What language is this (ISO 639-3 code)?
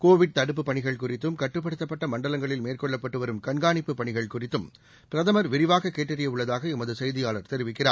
tam